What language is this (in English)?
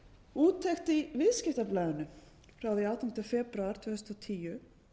Icelandic